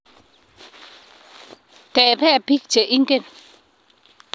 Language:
Kalenjin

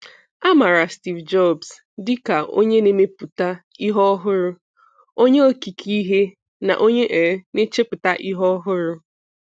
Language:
Igbo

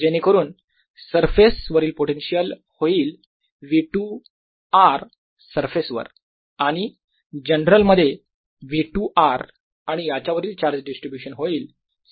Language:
Marathi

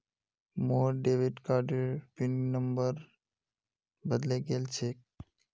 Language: Magahi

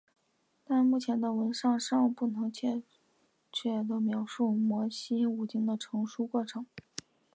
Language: Chinese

